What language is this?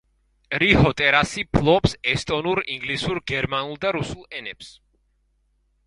Georgian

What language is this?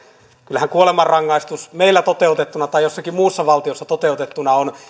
Finnish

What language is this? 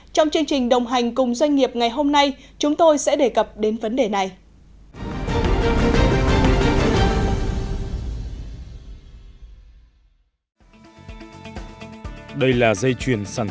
Vietnamese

